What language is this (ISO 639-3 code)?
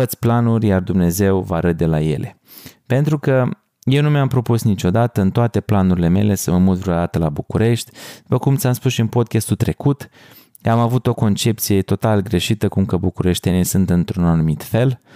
ron